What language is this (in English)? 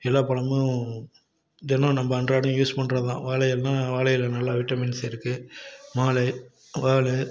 Tamil